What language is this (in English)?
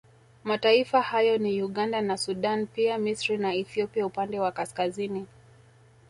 Swahili